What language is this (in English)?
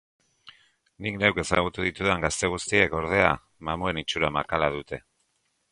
Basque